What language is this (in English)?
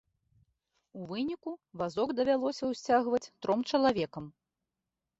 Belarusian